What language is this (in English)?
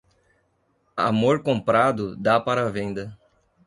Portuguese